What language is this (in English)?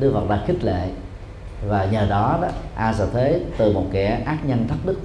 Vietnamese